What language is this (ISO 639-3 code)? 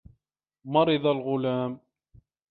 ara